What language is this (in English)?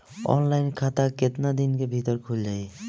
Bhojpuri